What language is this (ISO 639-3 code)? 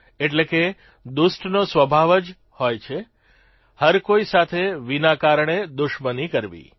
guj